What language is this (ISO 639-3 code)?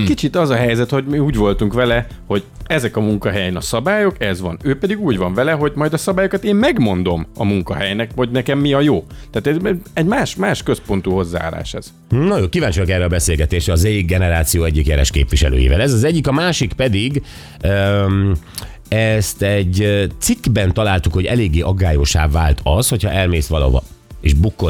hun